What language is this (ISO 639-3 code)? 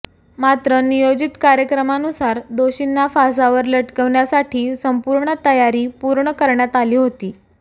mar